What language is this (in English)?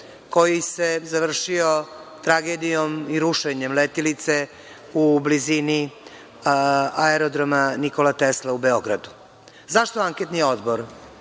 Serbian